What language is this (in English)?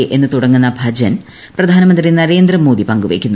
Malayalam